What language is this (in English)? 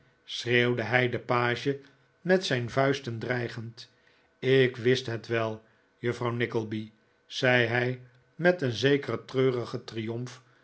Dutch